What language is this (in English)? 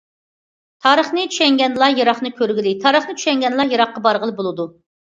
Uyghur